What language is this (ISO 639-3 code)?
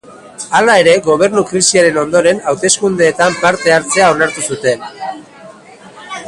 eus